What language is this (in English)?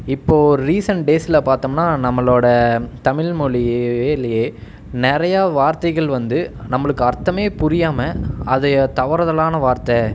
Tamil